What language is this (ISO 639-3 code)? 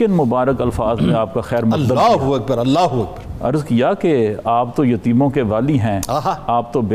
urd